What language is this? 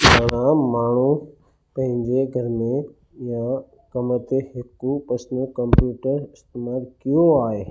Sindhi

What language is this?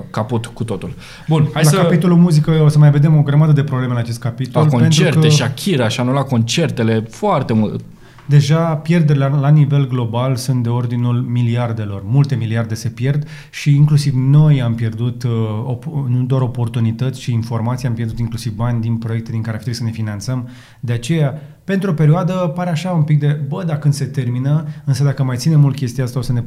Romanian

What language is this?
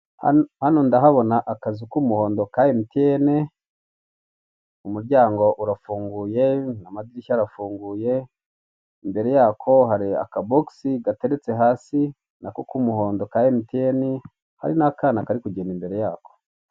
Kinyarwanda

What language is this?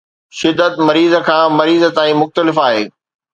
Sindhi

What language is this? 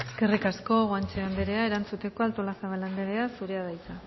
Basque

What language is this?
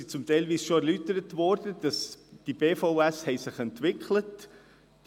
Swiss German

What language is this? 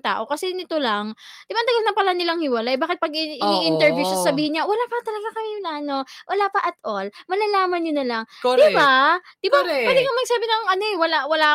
Filipino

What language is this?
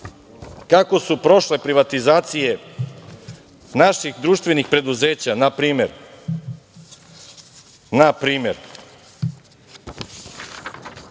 Serbian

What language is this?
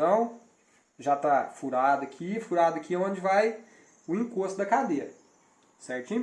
Portuguese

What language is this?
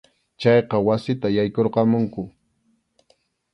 Arequipa-La Unión Quechua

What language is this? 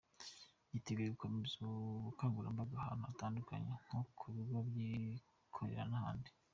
Kinyarwanda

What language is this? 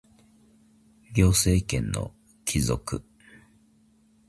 Japanese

